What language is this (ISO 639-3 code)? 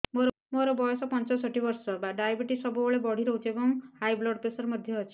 ori